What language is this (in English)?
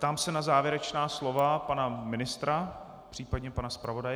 Czech